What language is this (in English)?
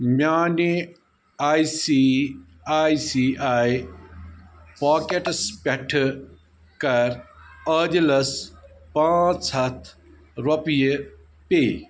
Kashmiri